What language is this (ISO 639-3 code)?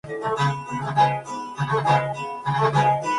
spa